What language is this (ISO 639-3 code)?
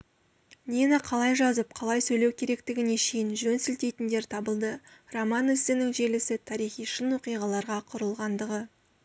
kaz